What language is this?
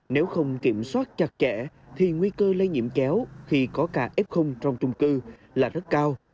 Vietnamese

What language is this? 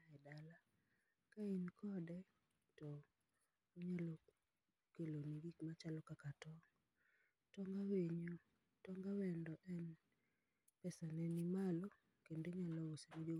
Luo (Kenya and Tanzania)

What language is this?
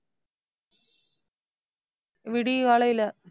Tamil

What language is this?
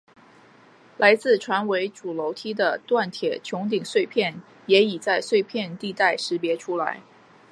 Chinese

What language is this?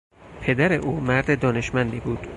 Persian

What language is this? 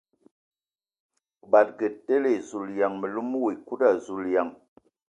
Ewondo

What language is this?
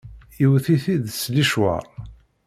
Kabyle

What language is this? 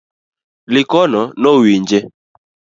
Luo (Kenya and Tanzania)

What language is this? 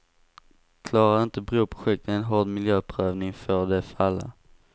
Swedish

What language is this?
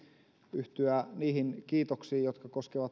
Finnish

